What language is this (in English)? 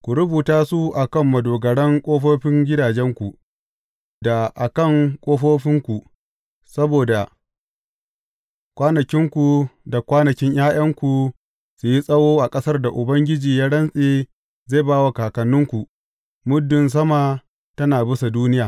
Hausa